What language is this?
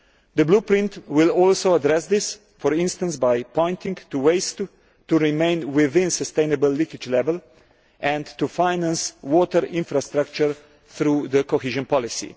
English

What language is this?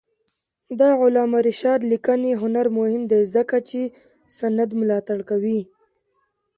Pashto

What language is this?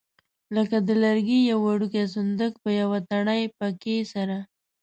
Pashto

